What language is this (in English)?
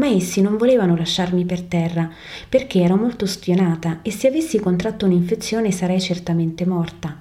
Italian